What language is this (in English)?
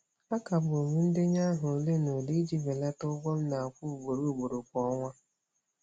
Igbo